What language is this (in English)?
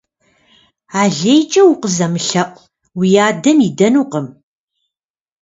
Kabardian